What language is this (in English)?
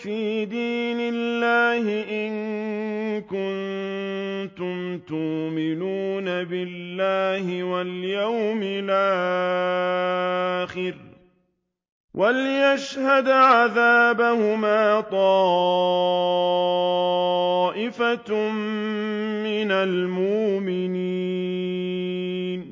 Arabic